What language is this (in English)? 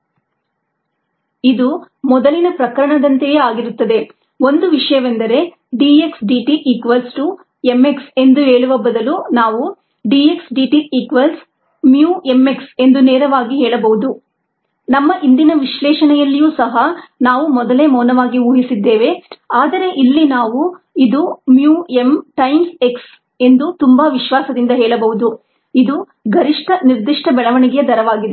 Kannada